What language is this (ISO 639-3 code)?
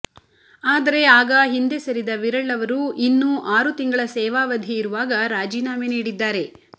kan